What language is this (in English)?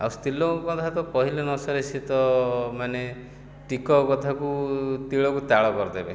Odia